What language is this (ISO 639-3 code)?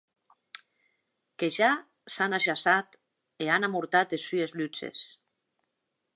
oci